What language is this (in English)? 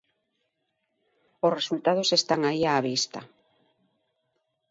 Galician